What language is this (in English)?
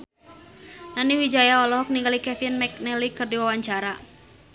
Sundanese